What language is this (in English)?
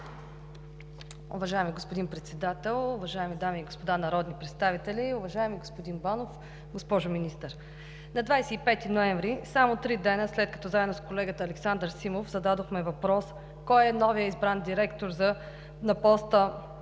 Bulgarian